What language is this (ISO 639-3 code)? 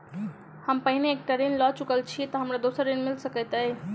mai